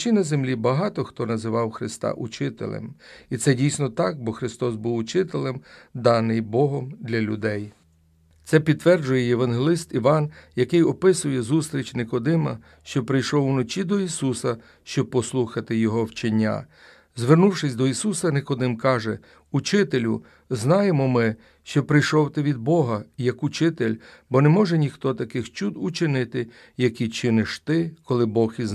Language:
Ukrainian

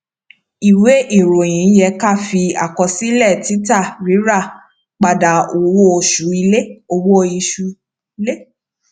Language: Yoruba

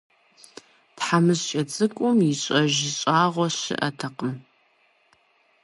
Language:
Kabardian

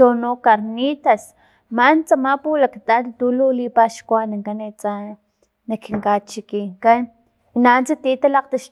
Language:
Filomena Mata-Coahuitlán Totonac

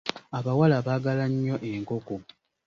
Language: Ganda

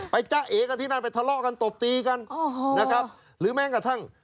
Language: Thai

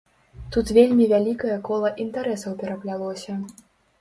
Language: Belarusian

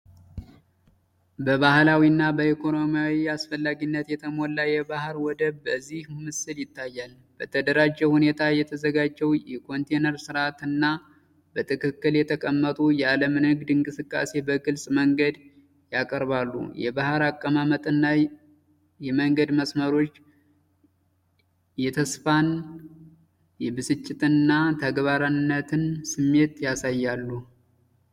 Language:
Amharic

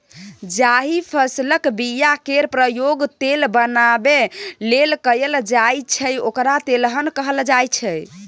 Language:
Maithili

